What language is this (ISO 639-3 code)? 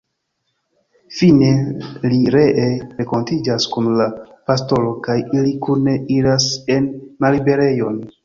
epo